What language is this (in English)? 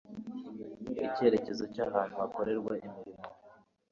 Kinyarwanda